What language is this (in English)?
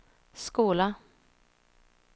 Swedish